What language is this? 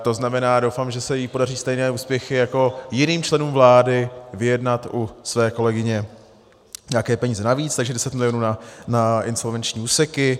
Czech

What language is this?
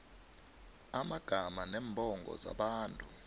South Ndebele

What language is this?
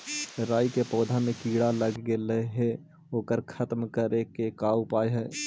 Magahi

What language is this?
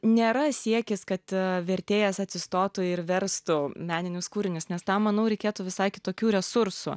Lithuanian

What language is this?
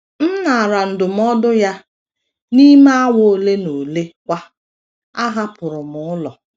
Igbo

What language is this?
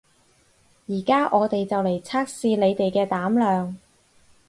Cantonese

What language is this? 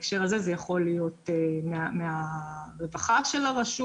Hebrew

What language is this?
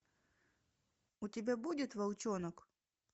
Russian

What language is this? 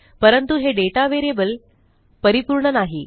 Marathi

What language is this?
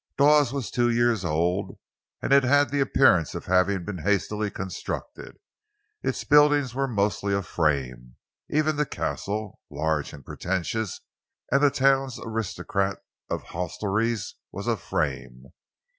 English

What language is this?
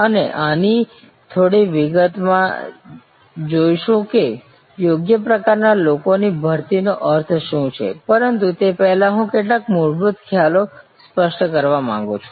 Gujarati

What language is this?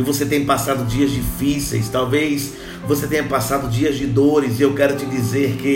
Portuguese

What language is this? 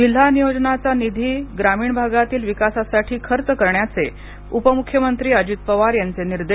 Marathi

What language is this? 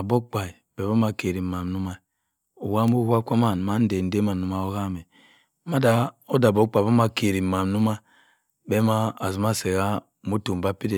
Cross River Mbembe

